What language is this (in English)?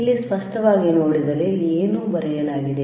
Kannada